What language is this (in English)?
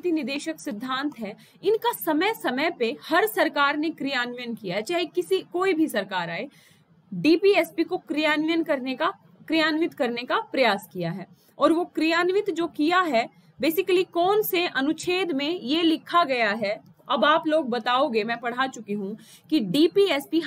Hindi